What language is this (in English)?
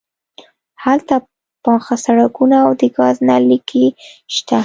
Pashto